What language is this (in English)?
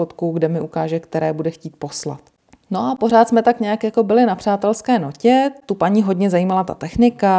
Czech